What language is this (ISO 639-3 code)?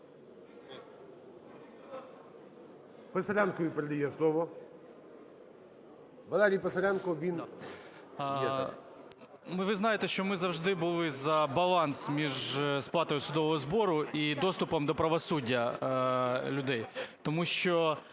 ukr